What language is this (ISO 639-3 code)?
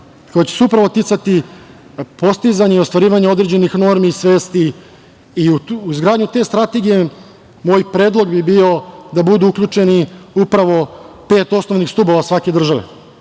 srp